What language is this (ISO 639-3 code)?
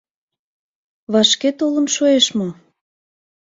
chm